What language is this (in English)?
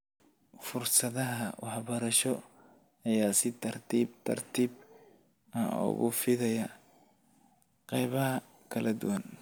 Somali